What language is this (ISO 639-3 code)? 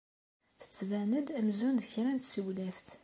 kab